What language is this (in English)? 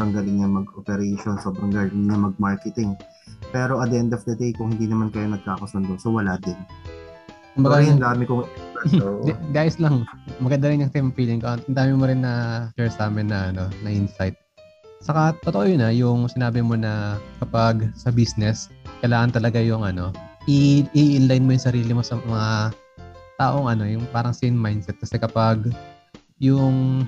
Filipino